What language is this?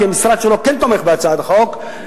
Hebrew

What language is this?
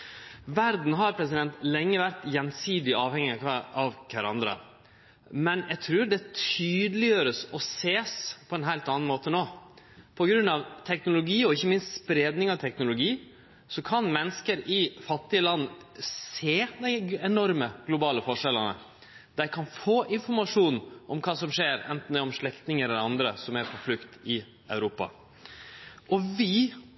Norwegian Nynorsk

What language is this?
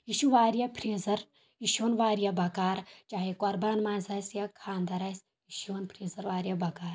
Kashmiri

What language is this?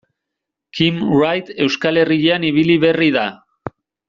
Basque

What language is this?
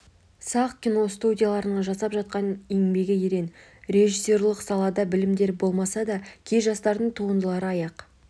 Kazakh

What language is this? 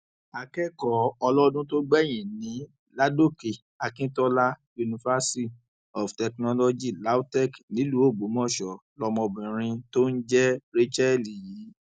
Yoruba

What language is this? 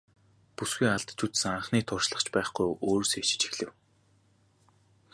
Mongolian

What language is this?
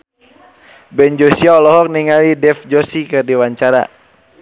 Sundanese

